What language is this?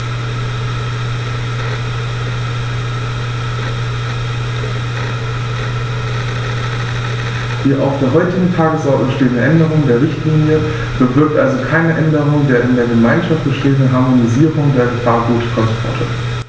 German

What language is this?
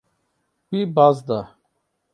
Kurdish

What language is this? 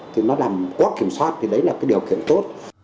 Vietnamese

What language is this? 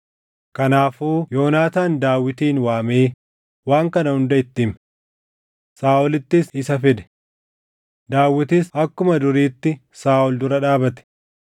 Oromo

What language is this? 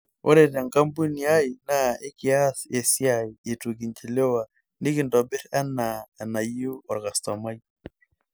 Masai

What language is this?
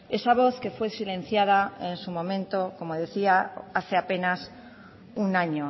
Spanish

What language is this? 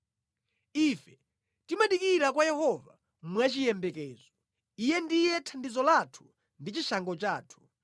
Nyanja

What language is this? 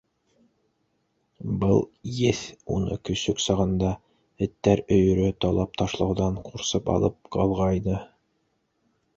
Bashkir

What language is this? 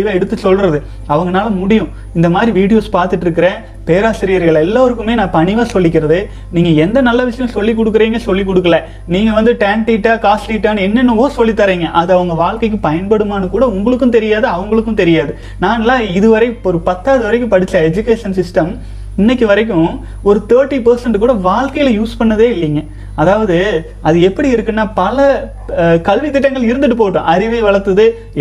Tamil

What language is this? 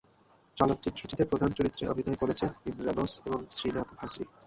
Bangla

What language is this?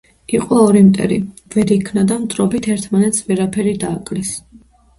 Georgian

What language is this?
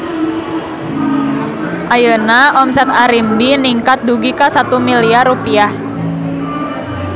Sundanese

